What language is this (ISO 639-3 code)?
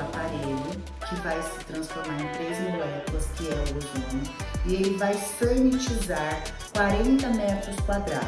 por